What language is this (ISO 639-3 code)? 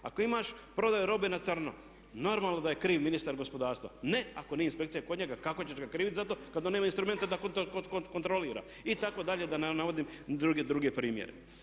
hrv